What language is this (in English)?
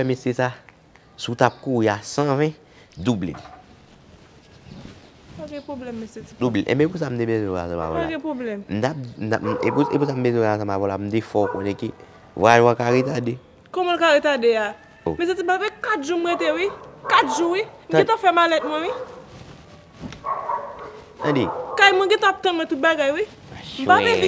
French